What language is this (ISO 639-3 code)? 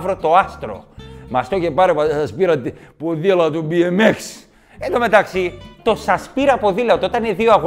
ell